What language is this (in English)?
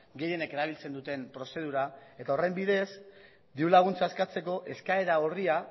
Basque